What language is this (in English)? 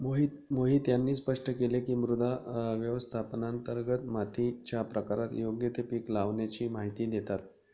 Marathi